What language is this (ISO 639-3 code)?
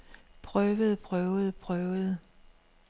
dan